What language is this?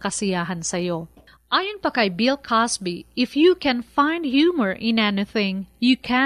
Filipino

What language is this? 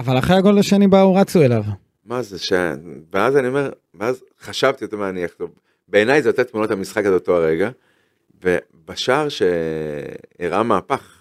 Hebrew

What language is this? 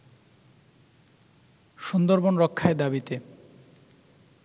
Bangla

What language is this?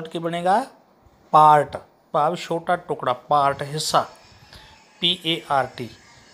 Hindi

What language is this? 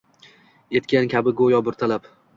Uzbek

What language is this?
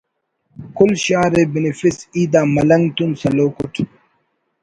Brahui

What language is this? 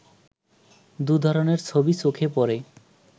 Bangla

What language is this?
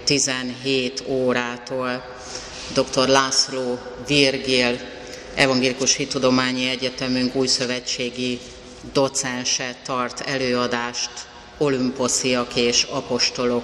Hungarian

